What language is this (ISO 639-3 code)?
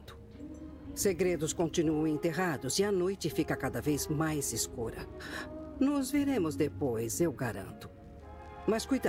por